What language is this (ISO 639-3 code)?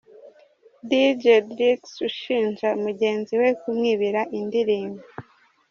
kin